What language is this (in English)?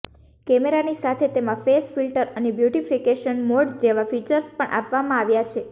Gujarati